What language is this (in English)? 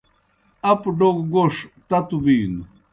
Kohistani Shina